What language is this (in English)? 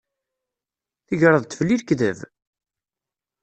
Kabyle